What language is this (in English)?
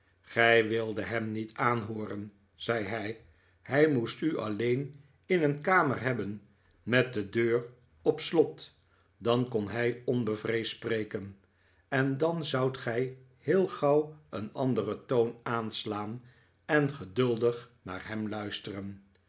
Dutch